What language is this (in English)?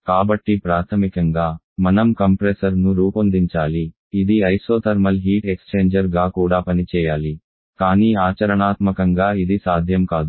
Telugu